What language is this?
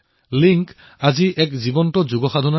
Assamese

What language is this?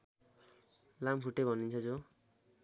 Nepali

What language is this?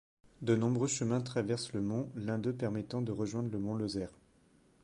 French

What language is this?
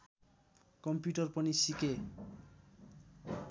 Nepali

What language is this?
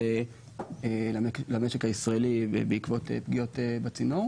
Hebrew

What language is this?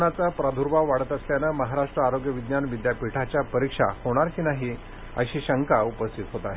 Marathi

